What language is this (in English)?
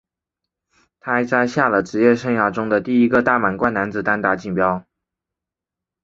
Chinese